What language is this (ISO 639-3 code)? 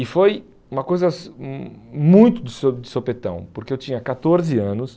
por